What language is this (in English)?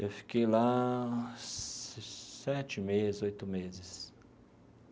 Portuguese